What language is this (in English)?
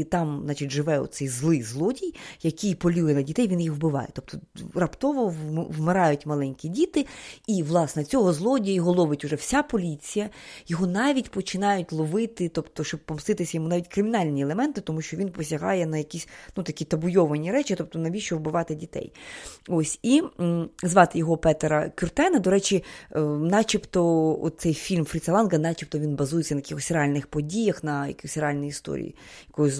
Ukrainian